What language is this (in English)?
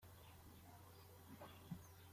Kinyarwanda